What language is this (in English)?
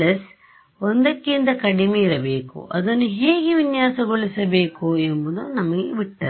Kannada